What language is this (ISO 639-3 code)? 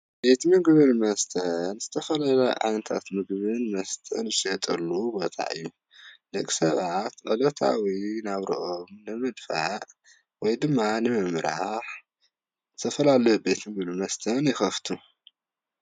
tir